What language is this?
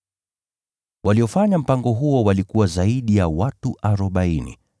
Swahili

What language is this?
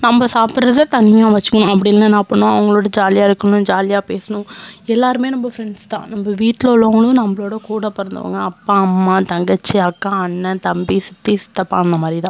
Tamil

